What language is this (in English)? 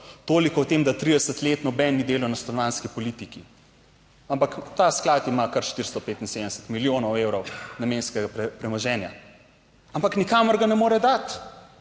Slovenian